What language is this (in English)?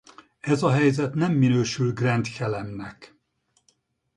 Hungarian